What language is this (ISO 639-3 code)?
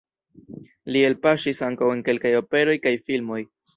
epo